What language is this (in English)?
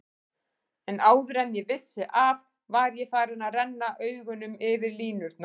Icelandic